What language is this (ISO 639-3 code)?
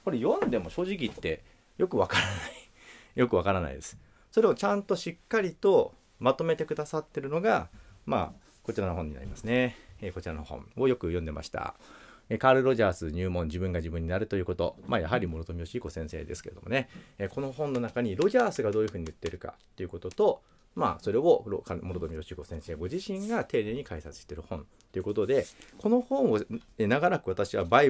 jpn